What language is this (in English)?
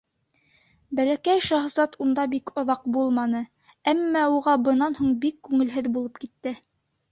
Bashkir